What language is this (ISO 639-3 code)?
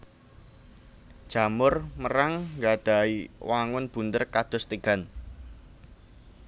jav